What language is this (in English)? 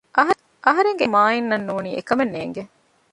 Divehi